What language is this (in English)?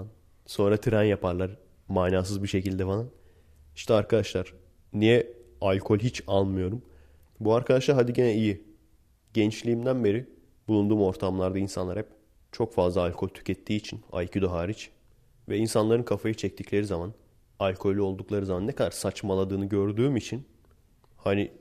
Turkish